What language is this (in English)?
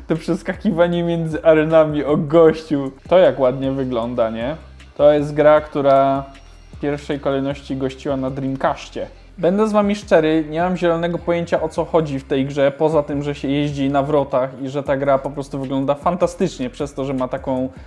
Polish